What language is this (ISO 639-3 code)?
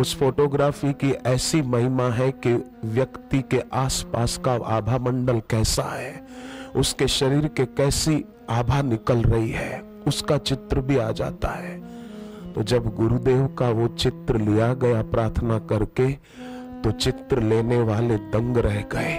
hin